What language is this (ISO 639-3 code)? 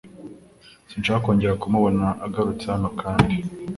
kin